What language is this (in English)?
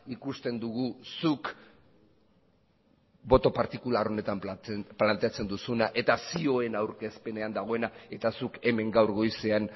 Basque